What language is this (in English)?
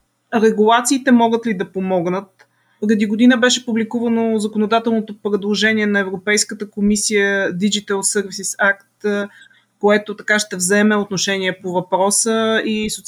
Bulgarian